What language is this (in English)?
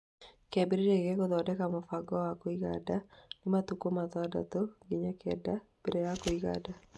Kikuyu